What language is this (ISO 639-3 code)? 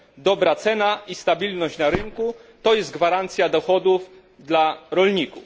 pol